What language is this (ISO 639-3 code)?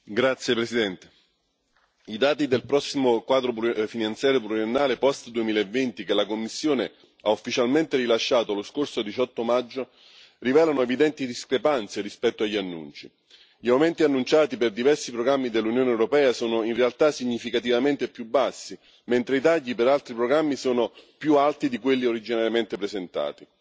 ita